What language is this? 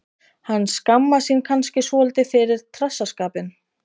Icelandic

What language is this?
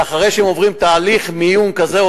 Hebrew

